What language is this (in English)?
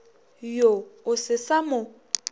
Northern Sotho